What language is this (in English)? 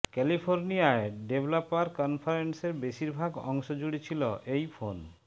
Bangla